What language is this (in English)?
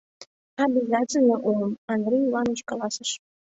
Mari